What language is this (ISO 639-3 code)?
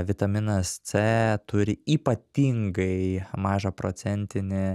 lit